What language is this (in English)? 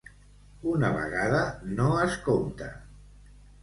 Catalan